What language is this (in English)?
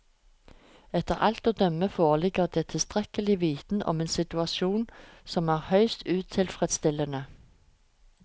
Norwegian